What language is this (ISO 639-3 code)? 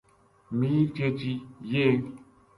gju